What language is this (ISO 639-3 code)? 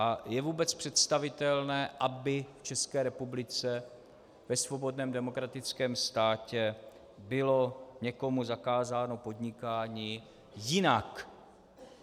ces